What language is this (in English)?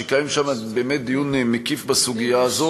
Hebrew